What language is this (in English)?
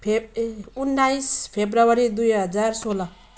Nepali